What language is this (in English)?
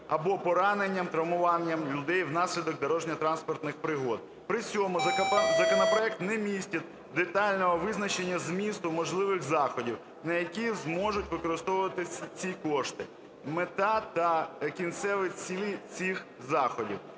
Ukrainian